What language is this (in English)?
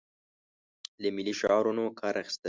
Pashto